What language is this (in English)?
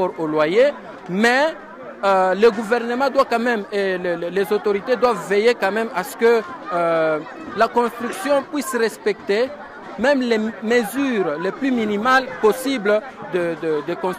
French